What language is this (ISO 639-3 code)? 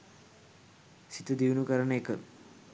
sin